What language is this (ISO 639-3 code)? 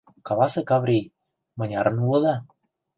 chm